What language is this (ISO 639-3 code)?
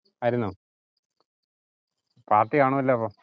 mal